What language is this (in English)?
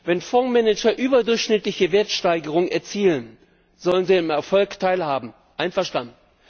German